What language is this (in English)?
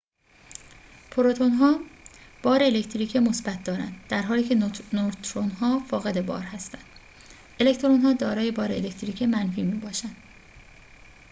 Persian